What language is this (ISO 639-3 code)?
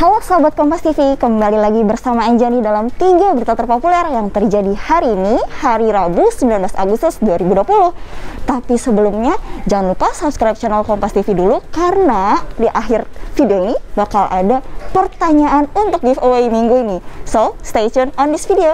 ind